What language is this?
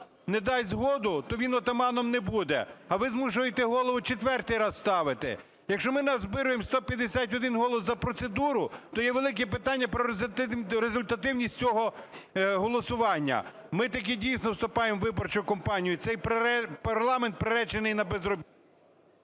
Ukrainian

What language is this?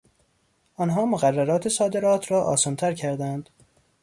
Persian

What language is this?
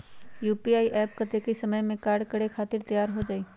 Magahi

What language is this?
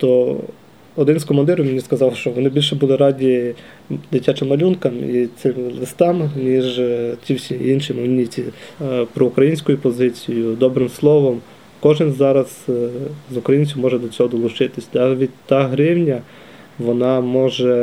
Ukrainian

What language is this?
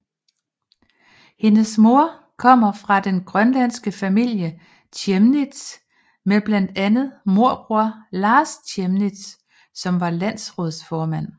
Danish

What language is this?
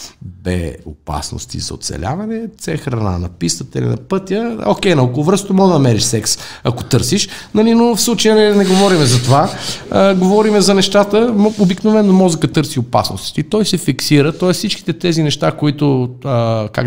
Bulgarian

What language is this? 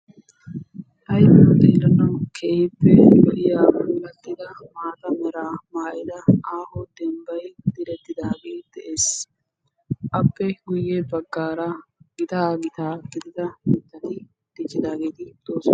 Wolaytta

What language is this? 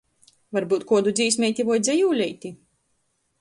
Latgalian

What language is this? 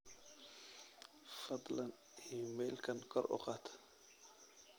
Somali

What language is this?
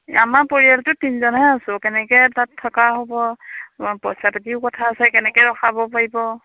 Assamese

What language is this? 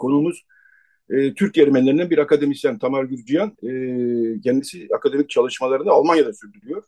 Turkish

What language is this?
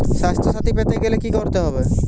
Bangla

